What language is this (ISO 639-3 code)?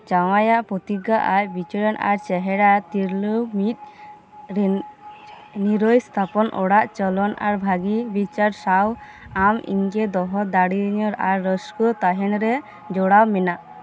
sat